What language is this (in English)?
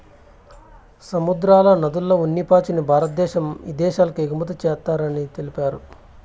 Telugu